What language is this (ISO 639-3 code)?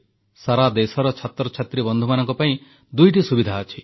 ori